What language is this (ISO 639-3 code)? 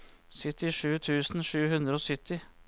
nor